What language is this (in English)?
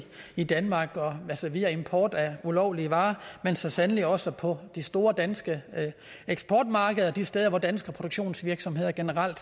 Danish